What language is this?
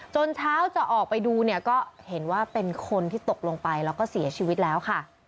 Thai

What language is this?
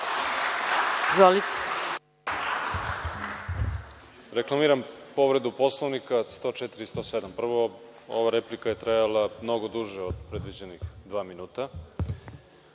Serbian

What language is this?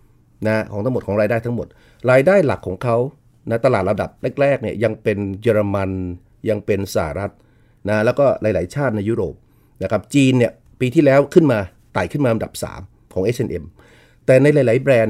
Thai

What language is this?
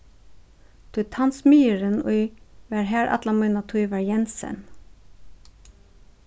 Faroese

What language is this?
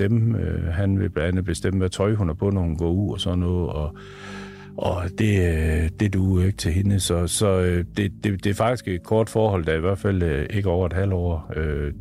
Danish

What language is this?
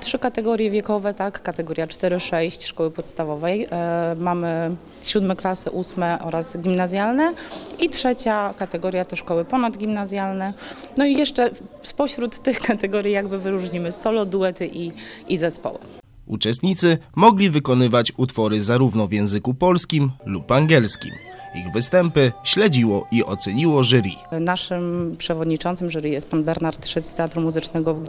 Polish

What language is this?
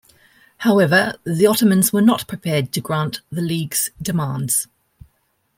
English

